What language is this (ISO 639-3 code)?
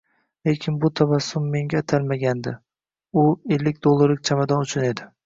uzb